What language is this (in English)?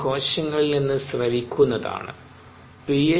Malayalam